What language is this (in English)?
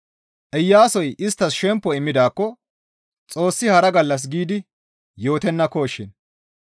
Gamo